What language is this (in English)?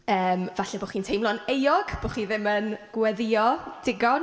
Welsh